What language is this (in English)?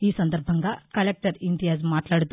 Telugu